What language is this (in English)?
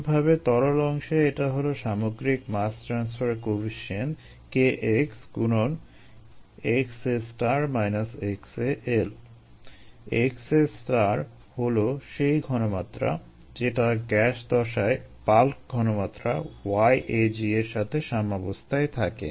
Bangla